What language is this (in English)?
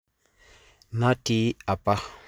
Masai